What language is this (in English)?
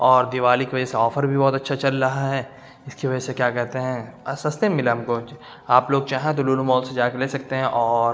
Urdu